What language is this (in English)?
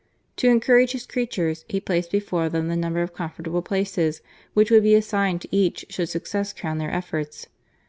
English